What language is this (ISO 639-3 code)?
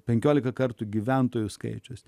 lit